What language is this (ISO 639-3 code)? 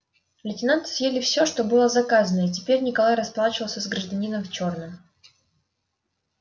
rus